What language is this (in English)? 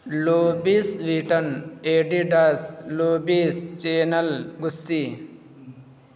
Urdu